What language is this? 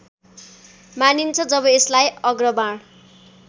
Nepali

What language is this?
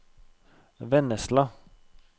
Norwegian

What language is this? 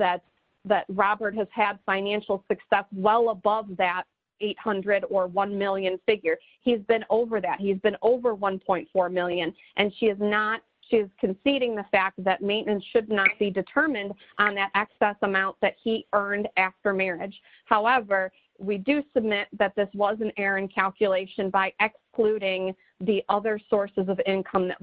English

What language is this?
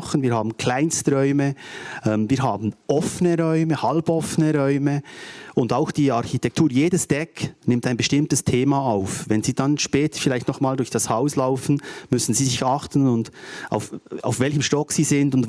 German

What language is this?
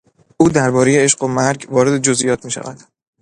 Persian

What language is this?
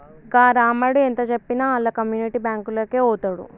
Telugu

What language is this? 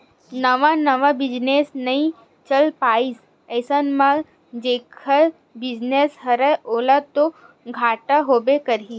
Chhattisgarhi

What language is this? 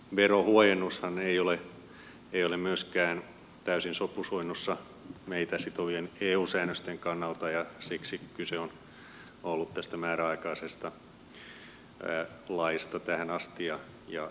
Finnish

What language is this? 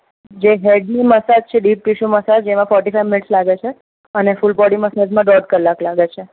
Gujarati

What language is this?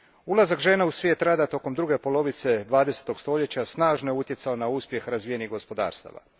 Croatian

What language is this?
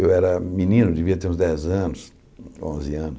Portuguese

